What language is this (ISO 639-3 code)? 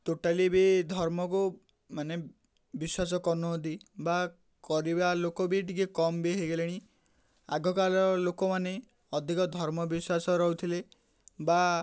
ori